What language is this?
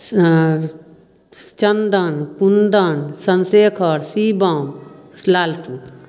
Maithili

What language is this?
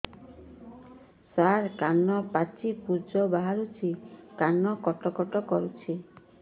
Odia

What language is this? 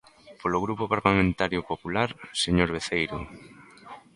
Galician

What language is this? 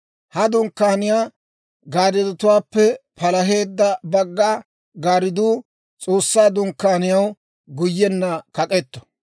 Dawro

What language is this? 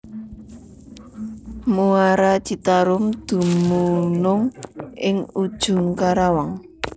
Javanese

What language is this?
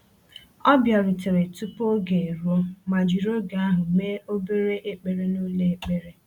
Igbo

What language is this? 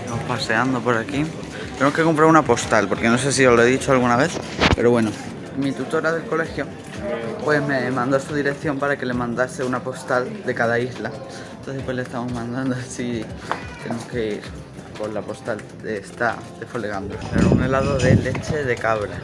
Spanish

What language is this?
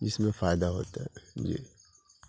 Urdu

